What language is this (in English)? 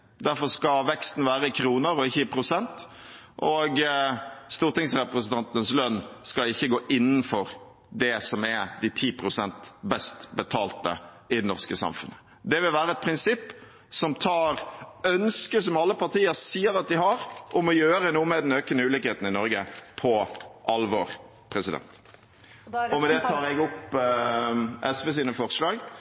Norwegian Bokmål